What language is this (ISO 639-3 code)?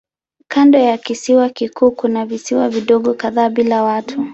swa